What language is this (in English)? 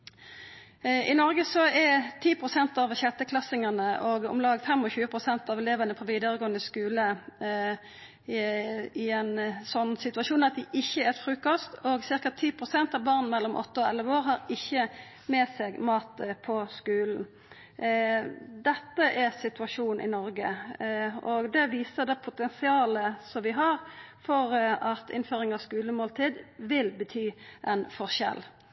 Norwegian Nynorsk